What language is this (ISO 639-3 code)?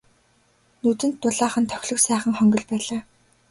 mon